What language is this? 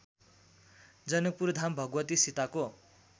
Nepali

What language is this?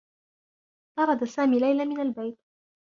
Arabic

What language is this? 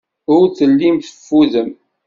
Kabyle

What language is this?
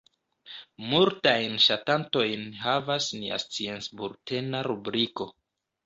Esperanto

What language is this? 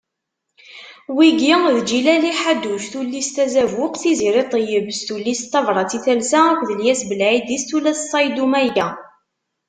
Kabyle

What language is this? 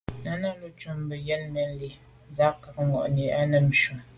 Medumba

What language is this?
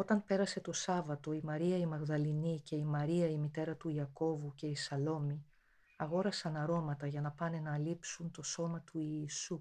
Greek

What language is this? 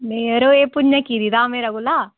Dogri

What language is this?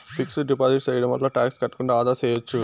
Telugu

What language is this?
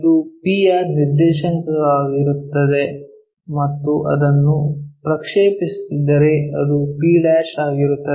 Kannada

